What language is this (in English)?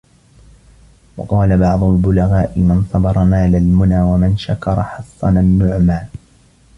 Arabic